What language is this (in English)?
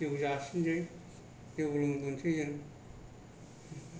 Bodo